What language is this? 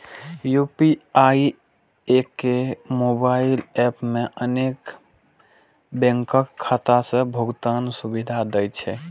Maithili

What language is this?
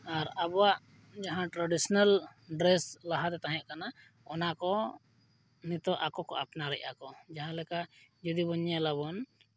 Santali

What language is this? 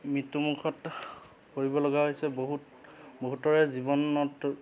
Assamese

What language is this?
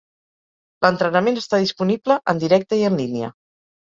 Catalan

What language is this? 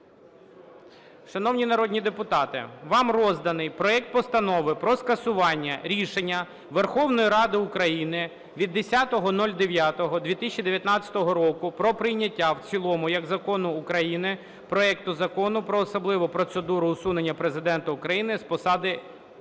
Ukrainian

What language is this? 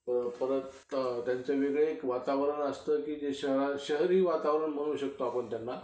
Marathi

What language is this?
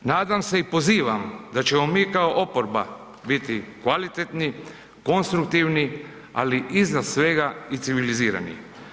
Croatian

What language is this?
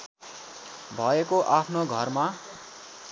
Nepali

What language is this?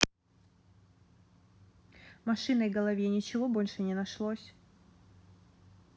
Russian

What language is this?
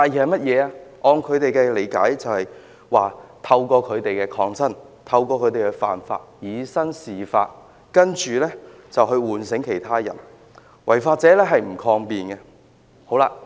Cantonese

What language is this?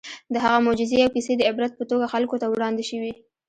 Pashto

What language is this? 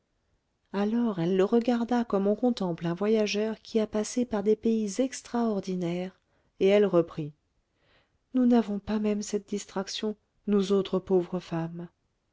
French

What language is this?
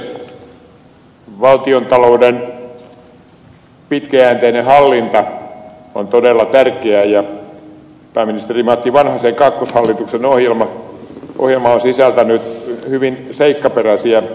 Finnish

